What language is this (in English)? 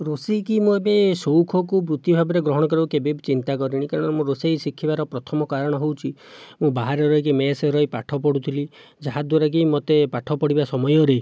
Odia